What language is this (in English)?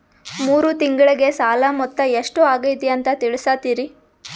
Kannada